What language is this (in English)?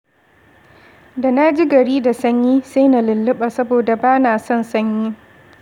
Hausa